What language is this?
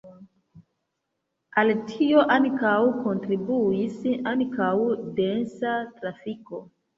Esperanto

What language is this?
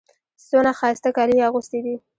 Pashto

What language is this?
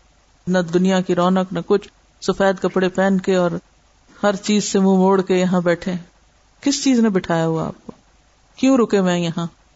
Urdu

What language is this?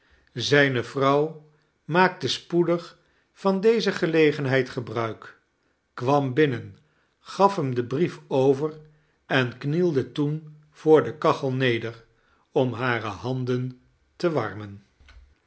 Dutch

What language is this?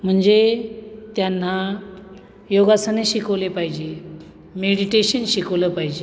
Marathi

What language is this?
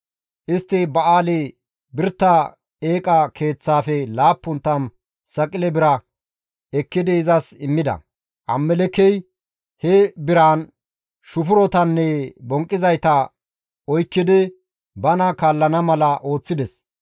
Gamo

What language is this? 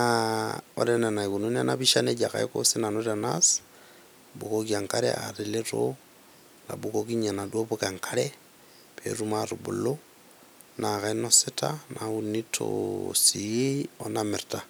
Masai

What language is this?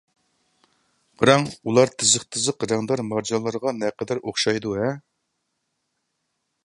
Uyghur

